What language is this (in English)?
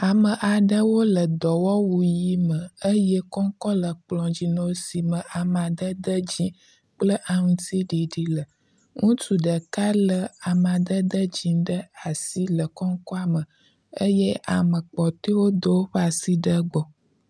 Ewe